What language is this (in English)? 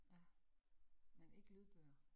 Danish